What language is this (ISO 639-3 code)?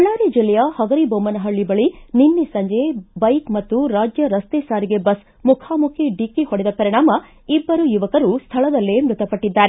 kan